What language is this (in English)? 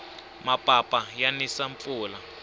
Tsonga